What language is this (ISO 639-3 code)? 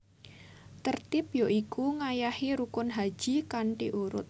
jav